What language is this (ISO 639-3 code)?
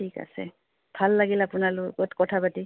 asm